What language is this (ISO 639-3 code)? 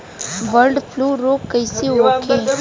bho